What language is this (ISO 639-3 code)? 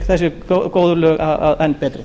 isl